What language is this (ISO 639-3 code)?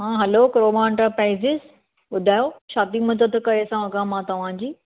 snd